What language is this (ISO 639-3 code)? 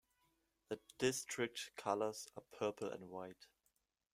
eng